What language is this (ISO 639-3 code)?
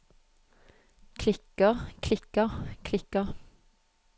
nor